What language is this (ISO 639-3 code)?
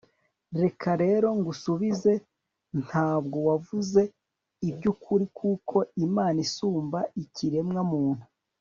kin